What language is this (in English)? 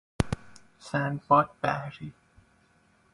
Persian